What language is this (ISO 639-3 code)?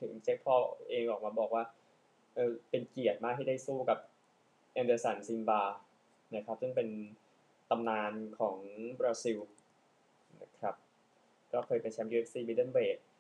tha